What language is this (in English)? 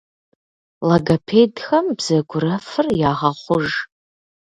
Kabardian